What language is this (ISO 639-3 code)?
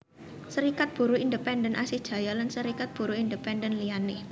jav